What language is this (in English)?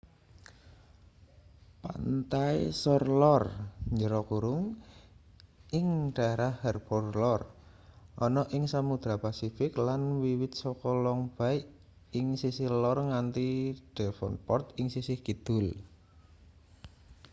Javanese